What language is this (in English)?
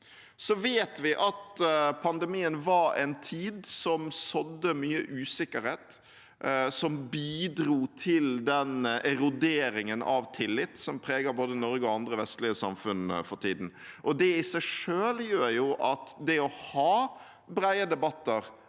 Norwegian